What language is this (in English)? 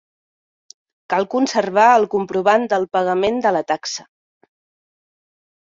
Catalan